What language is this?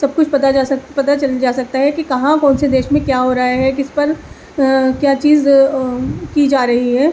Urdu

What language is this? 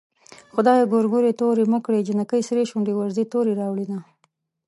Pashto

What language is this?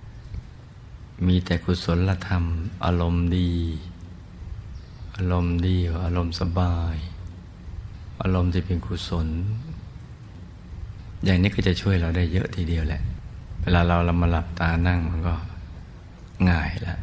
Thai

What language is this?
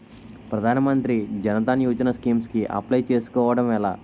Telugu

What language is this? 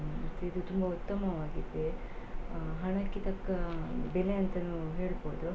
Kannada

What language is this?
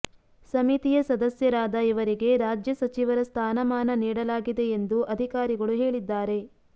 Kannada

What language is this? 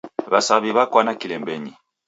Taita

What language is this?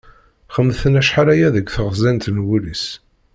Kabyle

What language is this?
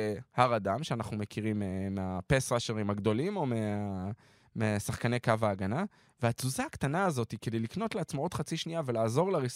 Hebrew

